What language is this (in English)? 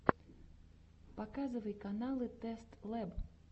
Russian